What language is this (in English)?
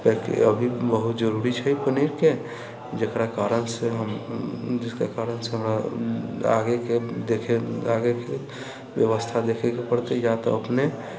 Maithili